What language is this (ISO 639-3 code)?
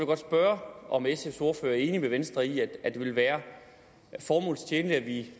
dan